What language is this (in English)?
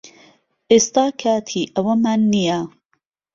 Central Kurdish